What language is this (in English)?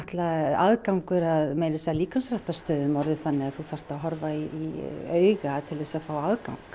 Icelandic